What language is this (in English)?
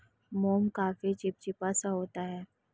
Hindi